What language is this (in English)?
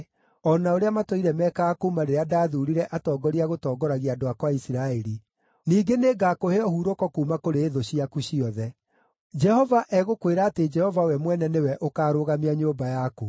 Kikuyu